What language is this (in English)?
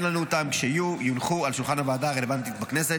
Hebrew